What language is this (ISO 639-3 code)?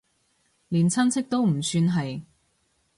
yue